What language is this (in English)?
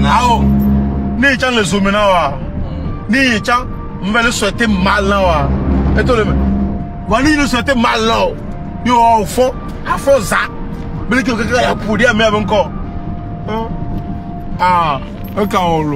French